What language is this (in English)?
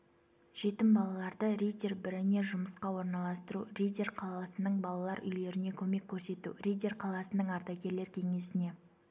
Kazakh